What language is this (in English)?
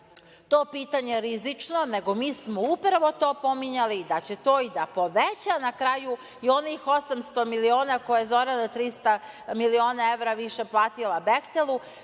Serbian